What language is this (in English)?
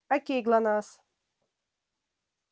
Russian